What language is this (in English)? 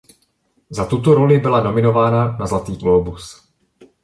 Czech